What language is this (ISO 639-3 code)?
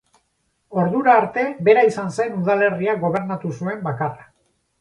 eus